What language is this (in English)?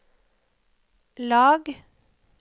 Norwegian